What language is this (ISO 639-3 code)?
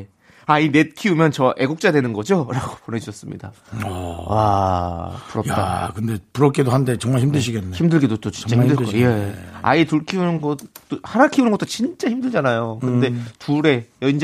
kor